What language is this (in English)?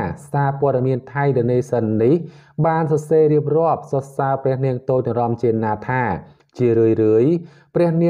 Thai